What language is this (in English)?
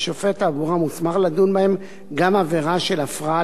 Hebrew